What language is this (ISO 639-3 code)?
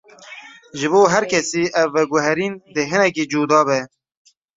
kur